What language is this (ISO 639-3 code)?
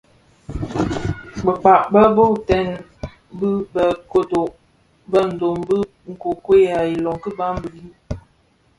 ksf